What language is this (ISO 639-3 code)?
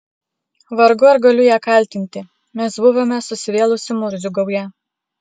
lit